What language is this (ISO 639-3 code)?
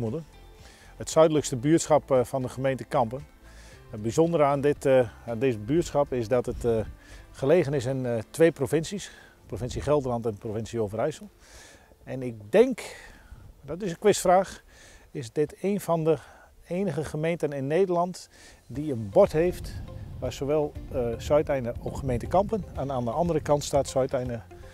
nld